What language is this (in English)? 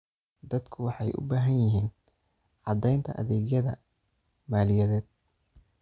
Somali